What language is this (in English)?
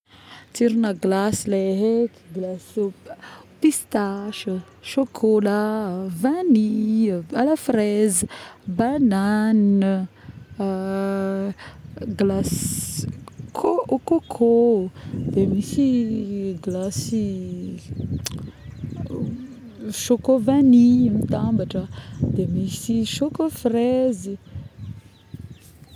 Northern Betsimisaraka Malagasy